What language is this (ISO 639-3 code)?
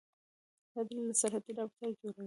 pus